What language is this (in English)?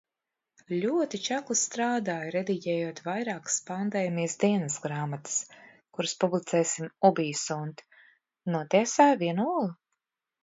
Latvian